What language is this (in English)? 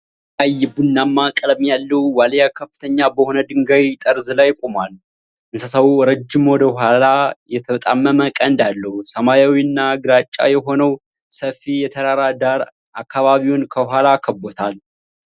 Amharic